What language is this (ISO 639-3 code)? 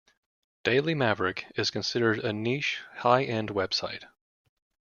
eng